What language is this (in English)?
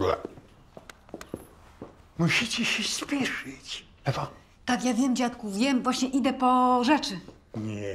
Polish